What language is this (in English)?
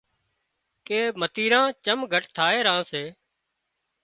Wadiyara Koli